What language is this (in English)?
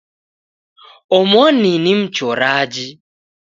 Taita